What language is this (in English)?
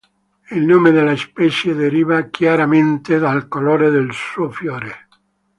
Italian